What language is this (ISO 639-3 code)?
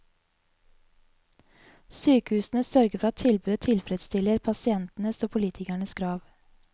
nor